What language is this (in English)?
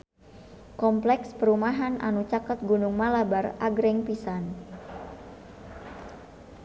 Sundanese